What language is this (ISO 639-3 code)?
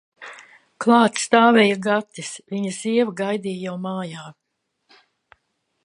lav